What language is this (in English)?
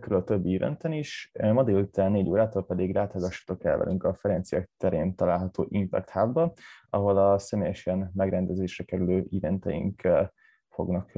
Hungarian